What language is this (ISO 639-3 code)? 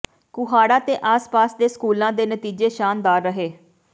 pan